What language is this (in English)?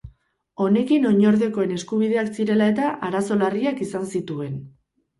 Basque